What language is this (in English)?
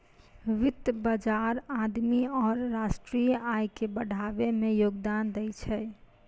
Maithili